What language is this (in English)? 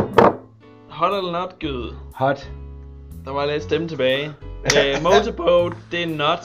Danish